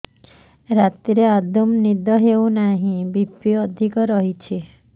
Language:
Odia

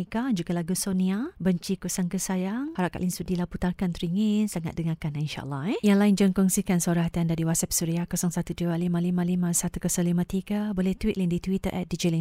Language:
Malay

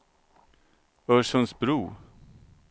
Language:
Swedish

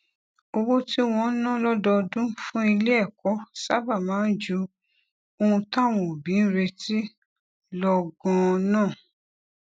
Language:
Yoruba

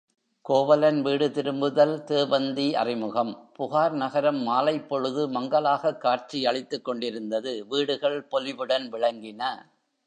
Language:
Tamil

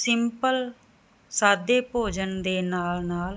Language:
Punjabi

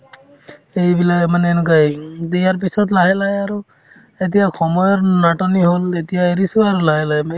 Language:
Assamese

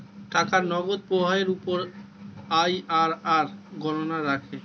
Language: Bangla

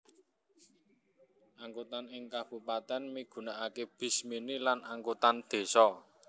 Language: Javanese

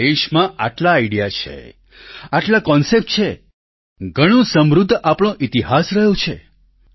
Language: Gujarati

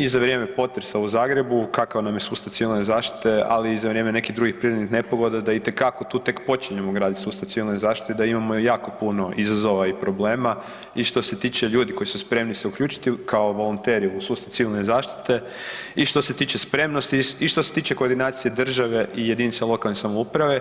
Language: Croatian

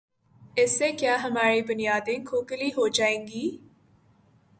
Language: Urdu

